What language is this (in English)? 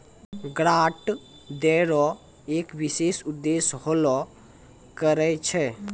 Maithili